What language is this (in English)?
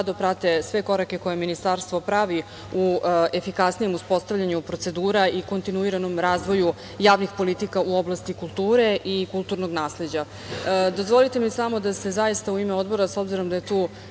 Serbian